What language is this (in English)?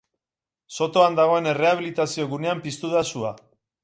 Basque